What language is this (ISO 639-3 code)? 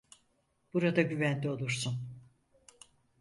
tur